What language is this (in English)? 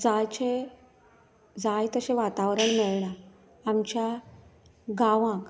Konkani